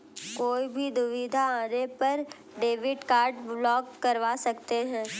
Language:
Hindi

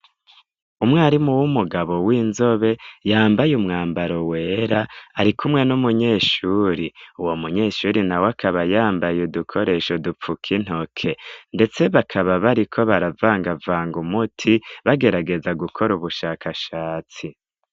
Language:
Rundi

